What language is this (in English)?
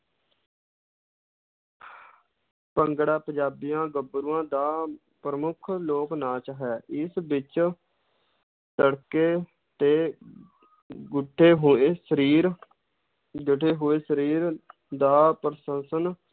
Punjabi